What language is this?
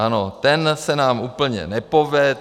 Czech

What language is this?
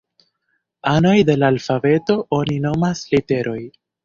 Esperanto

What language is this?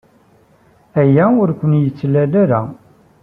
Kabyle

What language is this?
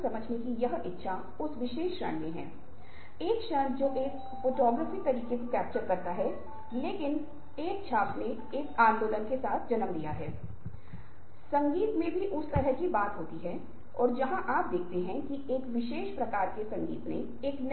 Hindi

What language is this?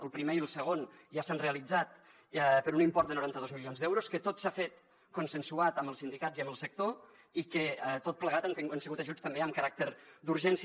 Catalan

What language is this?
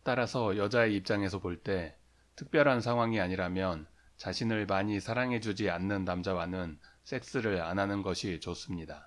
Korean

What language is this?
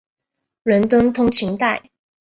Chinese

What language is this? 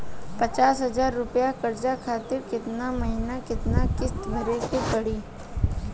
Bhojpuri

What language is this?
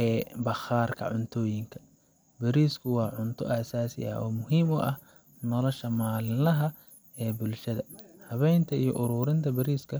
Somali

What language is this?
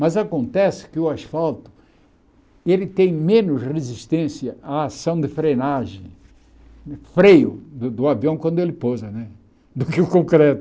Portuguese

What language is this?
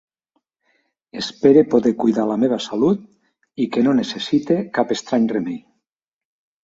Catalan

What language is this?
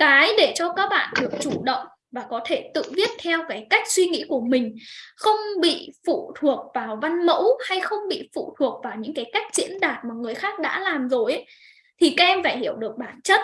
Vietnamese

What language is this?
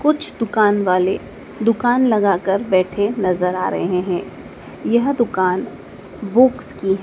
Hindi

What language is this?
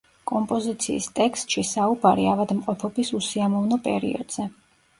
Georgian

